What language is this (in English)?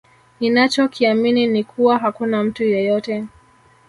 Swahili